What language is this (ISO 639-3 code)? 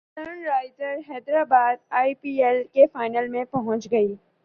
urd